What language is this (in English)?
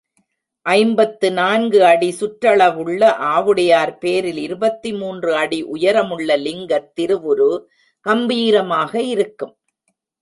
Tamil